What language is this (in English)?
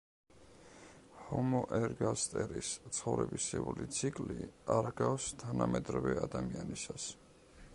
Georgian